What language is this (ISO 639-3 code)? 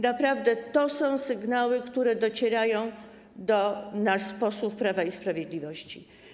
pol